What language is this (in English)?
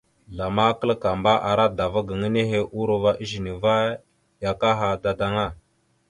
Mada (Cameroon)